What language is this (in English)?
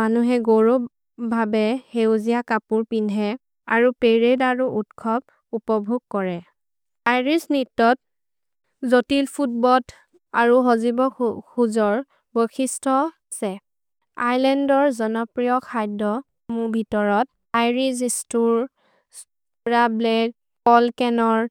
Maria (India)